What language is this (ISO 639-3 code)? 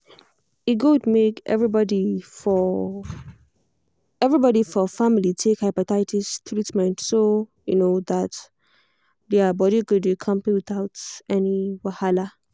pcm